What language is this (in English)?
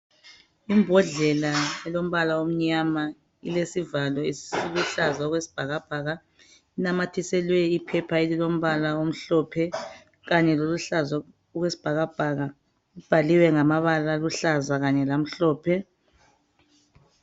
North Ndebele